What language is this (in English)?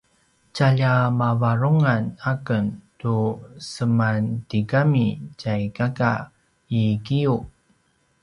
Paiwan